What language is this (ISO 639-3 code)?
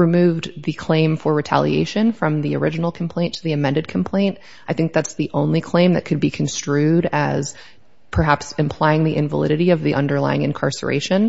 eng